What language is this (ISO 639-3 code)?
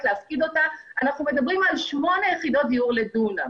heb